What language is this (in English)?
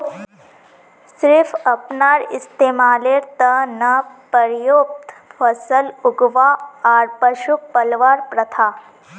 Magahi